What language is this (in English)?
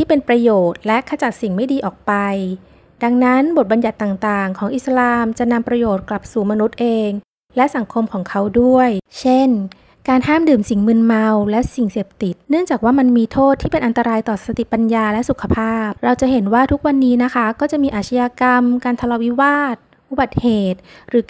Thai